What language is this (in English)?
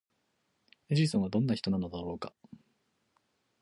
Japanese